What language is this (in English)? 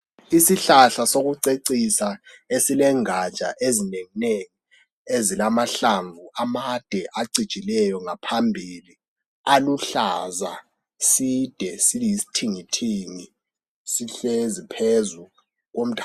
North Ndebele